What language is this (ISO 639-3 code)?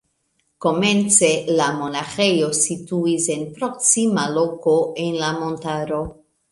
epo